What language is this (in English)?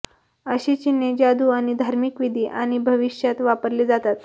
Marathi